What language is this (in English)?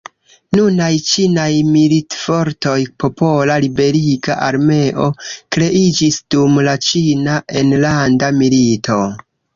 Esperanto